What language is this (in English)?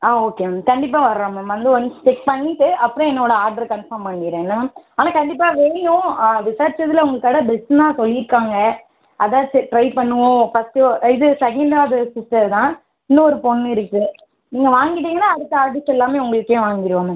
Tamil